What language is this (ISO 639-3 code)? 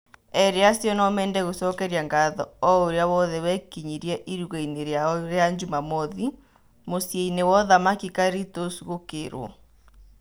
kik